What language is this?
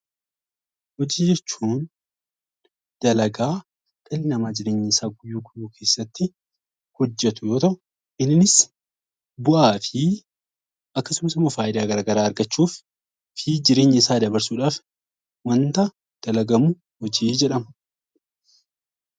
Oromo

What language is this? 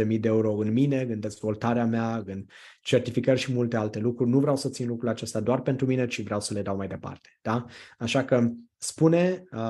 Romanian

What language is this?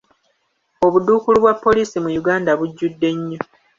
Ganda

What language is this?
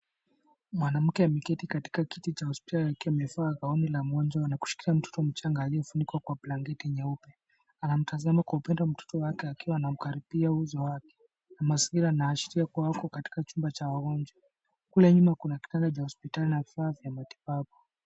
Swahili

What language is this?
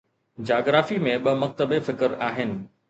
Sindhi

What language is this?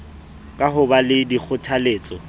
Southern Sotho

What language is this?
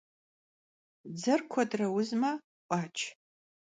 Kabardian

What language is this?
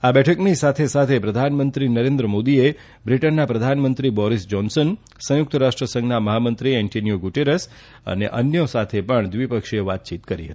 Gujarati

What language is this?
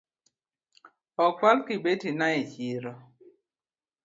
Luo (Kenya and Tanzania)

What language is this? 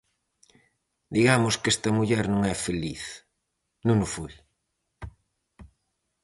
Galician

